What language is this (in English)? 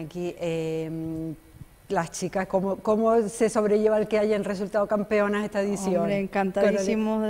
Spanish